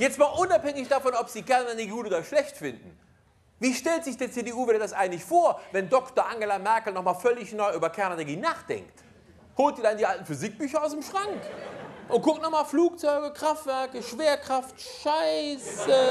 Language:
German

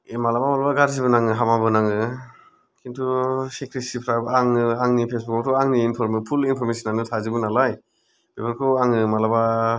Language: Bodo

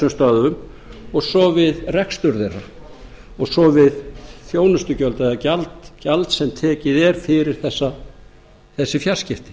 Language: Icelandic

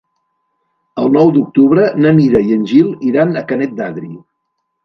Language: Catalan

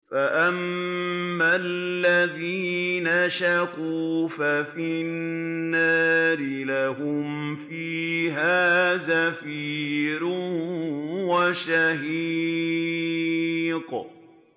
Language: Arabic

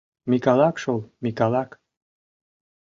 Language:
Mari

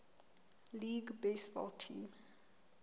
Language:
Southern Sotho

